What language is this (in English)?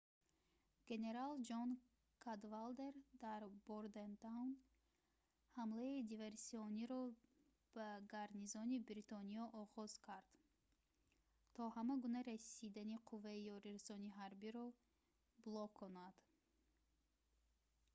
Tajik